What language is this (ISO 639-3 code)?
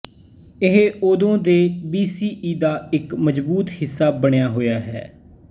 pan